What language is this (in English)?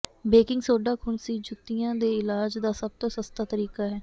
Punjabi